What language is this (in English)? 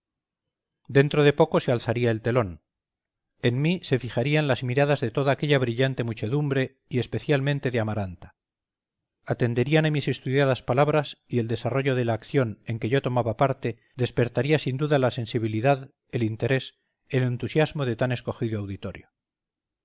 Spanish